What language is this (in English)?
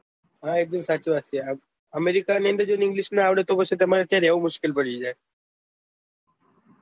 Gujarati